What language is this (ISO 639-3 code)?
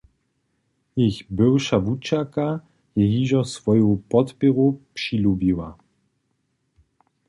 hsb